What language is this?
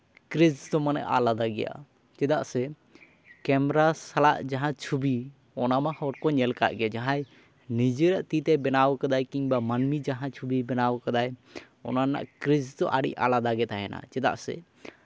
Santali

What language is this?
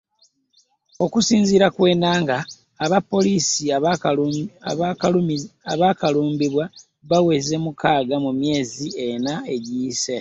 Ganda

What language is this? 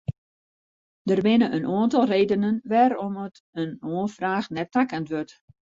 Western Frisian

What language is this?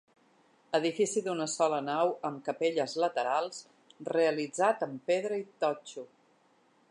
Catalan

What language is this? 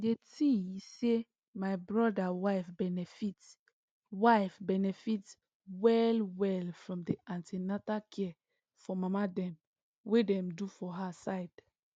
Nigerian Pidgin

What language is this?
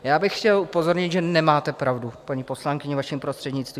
Czech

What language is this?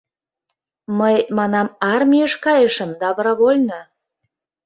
Mari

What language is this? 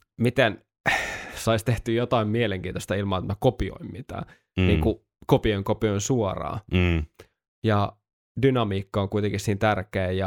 Finnish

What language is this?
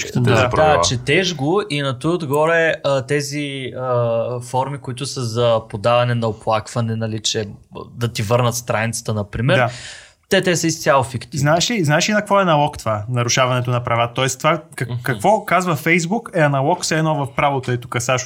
Bulgarian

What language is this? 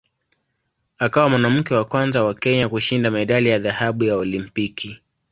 Swahili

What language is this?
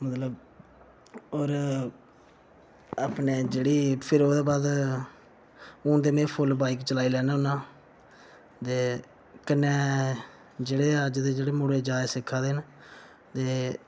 Dogri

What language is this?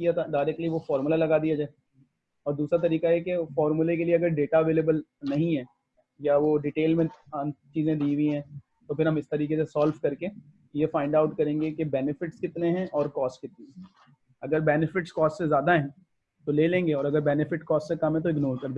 Hindi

